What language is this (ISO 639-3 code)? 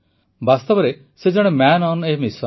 ori